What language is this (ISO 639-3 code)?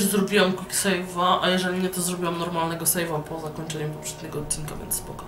pol